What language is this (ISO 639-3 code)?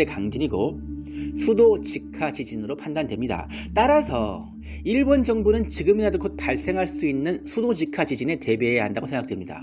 kor